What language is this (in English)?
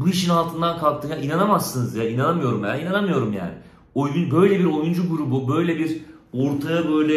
Turkish